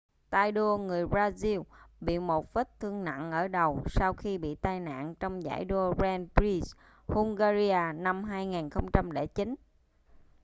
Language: Vietnamese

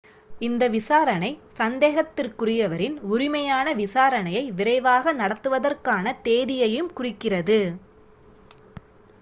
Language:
Tamil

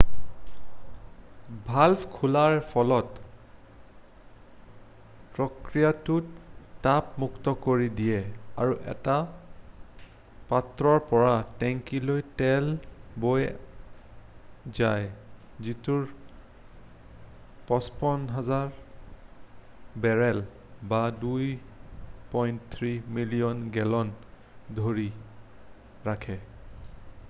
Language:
Assamese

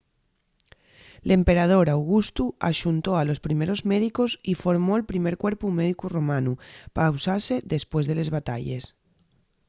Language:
Asturian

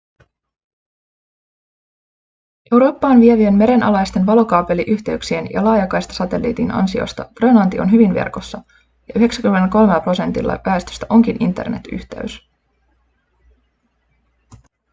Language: Finnish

